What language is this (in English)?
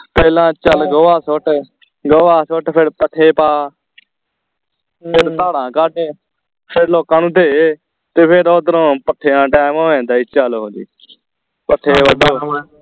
Punjabi